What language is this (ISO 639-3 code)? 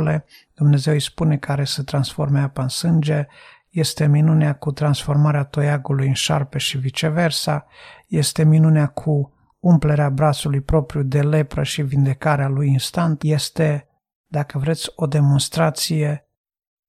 ron